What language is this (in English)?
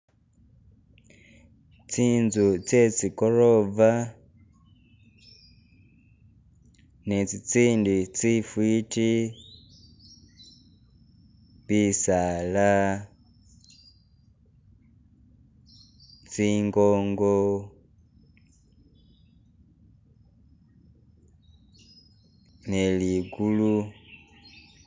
Masaaba